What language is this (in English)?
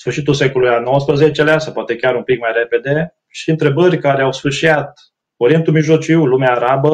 Romanian